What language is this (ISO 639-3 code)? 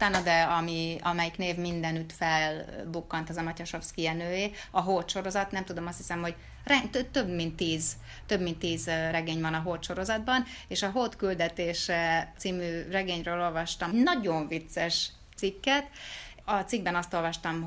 hun